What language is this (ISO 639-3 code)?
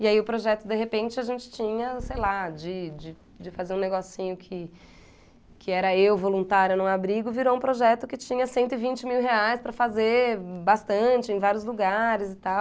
por